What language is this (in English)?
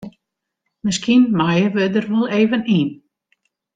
Western Frisian